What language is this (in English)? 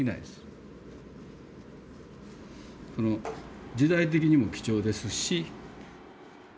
Japanese